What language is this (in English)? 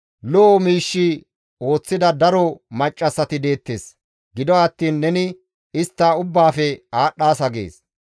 Gamo